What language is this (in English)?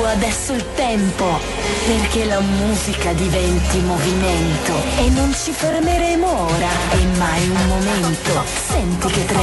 Polish